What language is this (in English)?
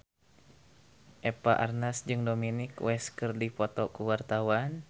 Sundanese